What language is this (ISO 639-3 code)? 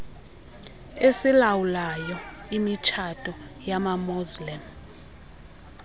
xho